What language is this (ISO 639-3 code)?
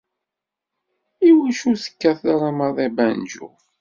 kab